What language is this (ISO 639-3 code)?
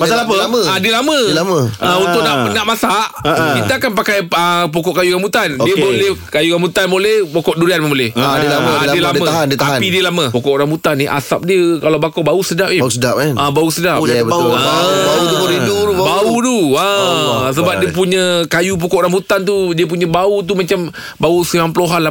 msa